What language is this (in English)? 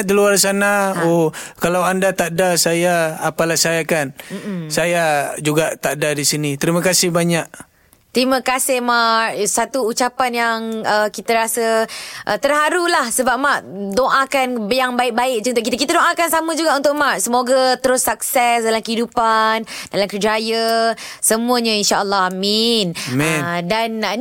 Malay